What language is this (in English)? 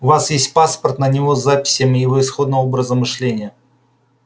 Russian